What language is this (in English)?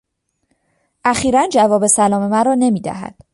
Persian